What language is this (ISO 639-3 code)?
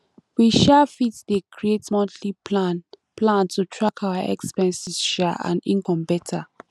pcm